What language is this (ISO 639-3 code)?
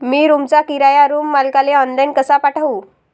mar